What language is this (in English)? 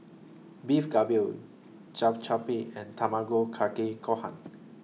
English